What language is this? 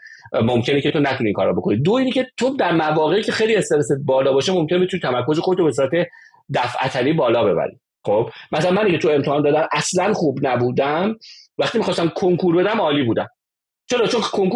Persian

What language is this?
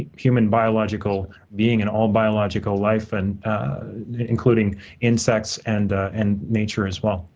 English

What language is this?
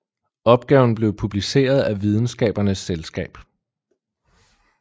Danish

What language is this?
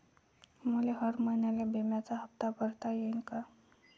Marathi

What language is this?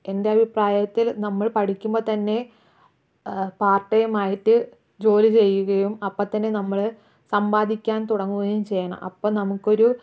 Malayalam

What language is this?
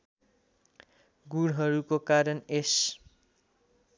Nepali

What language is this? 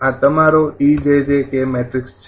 Gujarati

